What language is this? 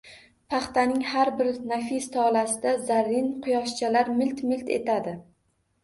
Uzbek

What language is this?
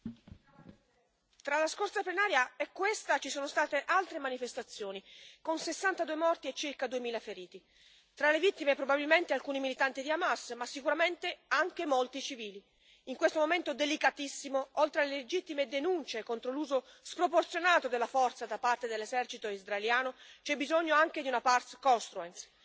Italian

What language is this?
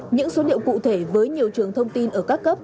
Vietnamese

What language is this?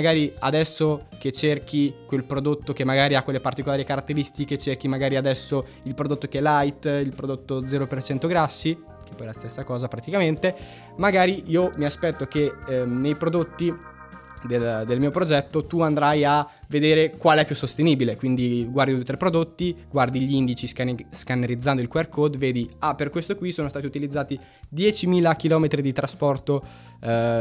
Italian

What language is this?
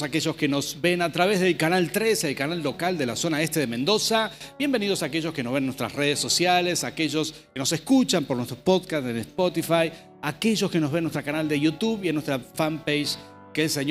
Spanish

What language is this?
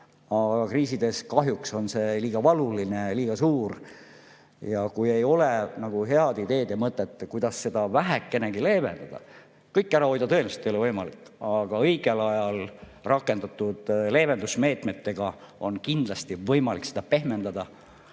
Estonian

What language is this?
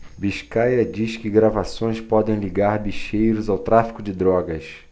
Portuguese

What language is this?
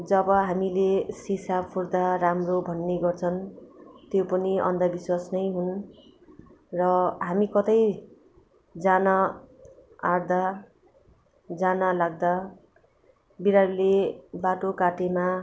Nepali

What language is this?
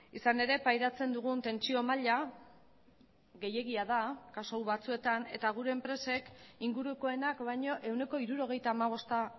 Basque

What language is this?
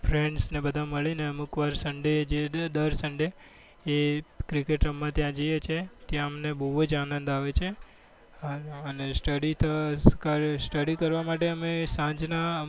Gujarati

